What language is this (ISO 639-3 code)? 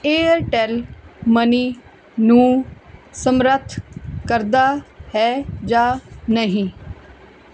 pan